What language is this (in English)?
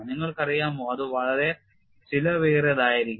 Malayalam